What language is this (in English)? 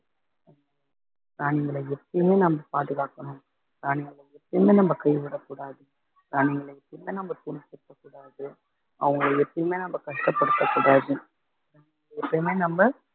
Tamil